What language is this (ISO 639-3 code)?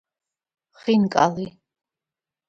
kat